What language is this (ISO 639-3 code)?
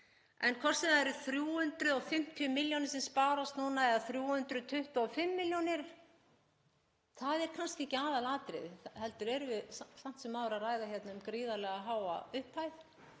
isl